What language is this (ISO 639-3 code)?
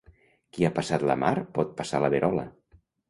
cat